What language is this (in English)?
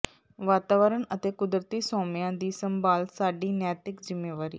Punjabi